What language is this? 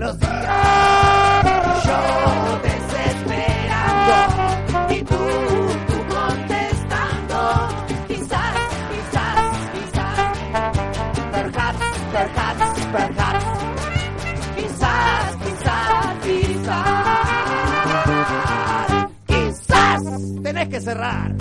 Spanish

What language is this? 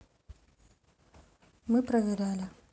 Russian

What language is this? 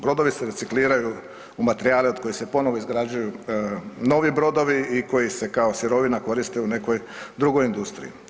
Croatian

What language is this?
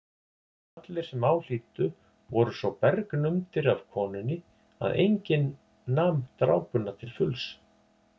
Icelandic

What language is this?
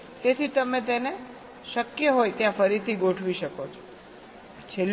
Gujarati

